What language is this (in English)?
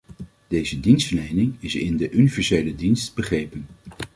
Dutch